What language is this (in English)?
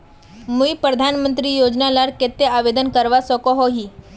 Magahi